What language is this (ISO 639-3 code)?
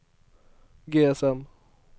nor